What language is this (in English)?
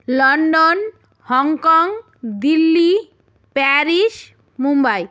Bangla